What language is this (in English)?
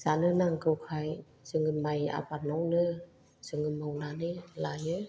Bodo